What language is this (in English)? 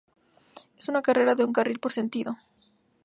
Spanish